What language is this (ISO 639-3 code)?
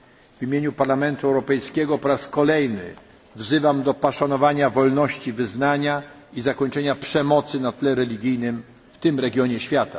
pol